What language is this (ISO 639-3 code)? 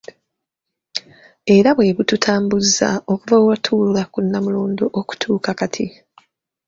lug